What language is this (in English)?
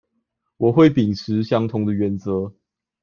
Chinese